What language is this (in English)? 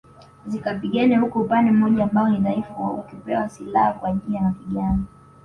Swahili